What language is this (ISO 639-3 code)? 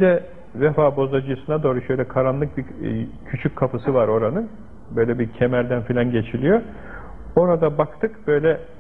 tur